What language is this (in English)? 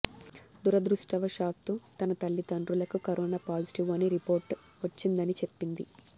Telugu